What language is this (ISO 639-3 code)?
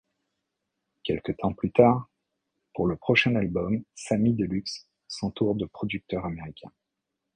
fra